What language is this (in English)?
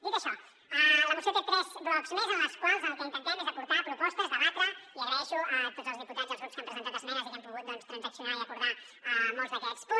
Catalan